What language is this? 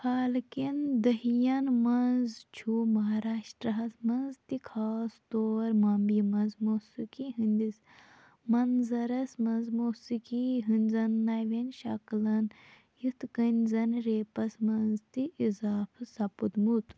Kashmiri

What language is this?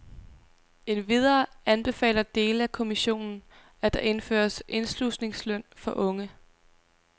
Danish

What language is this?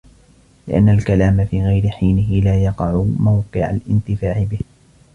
Arabic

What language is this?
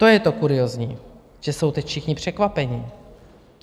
Czech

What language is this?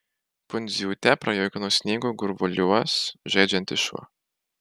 Lithuanian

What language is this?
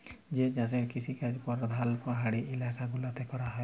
Bangla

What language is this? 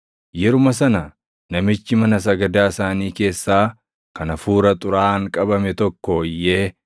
Oromo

